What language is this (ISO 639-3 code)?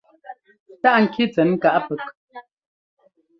jgo